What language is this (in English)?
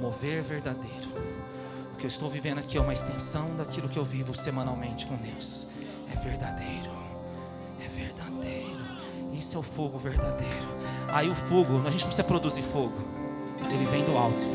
Portuguese